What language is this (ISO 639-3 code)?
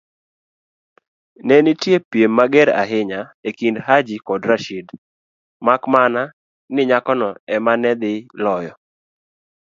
luo